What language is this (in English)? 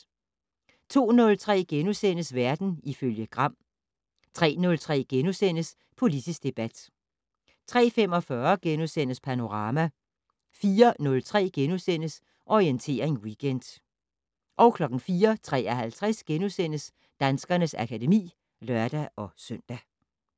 Danish